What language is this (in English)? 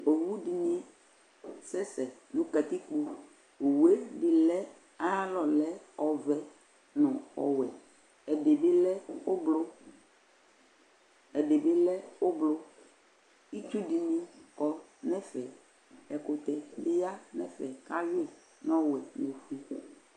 Ikposo